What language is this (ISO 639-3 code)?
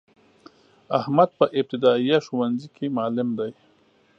pus